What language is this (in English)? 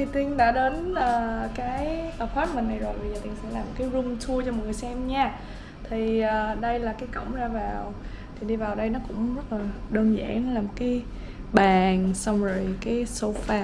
Vietnamese